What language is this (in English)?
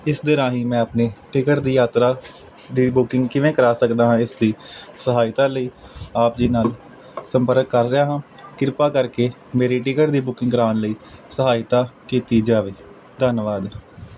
Punjabi